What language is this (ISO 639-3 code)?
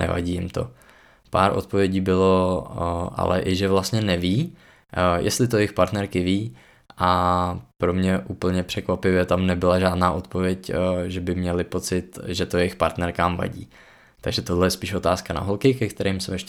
ces